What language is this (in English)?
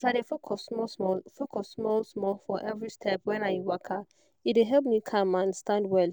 Nigerian Pidgin